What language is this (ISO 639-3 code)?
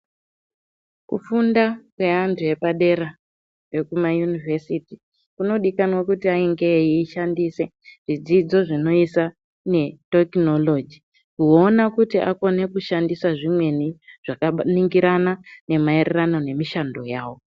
ndc